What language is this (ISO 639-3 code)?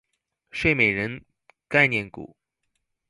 zho